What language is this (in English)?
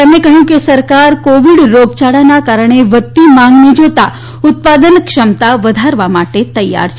Gujarati